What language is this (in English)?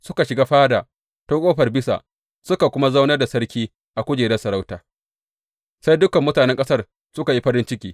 Hausa